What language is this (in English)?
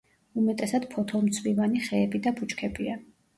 Georgian